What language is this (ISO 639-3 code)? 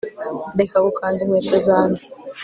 kin